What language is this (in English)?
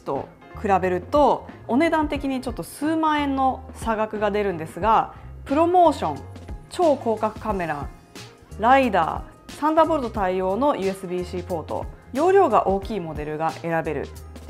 Japanese